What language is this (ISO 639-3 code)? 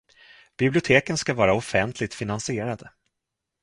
swe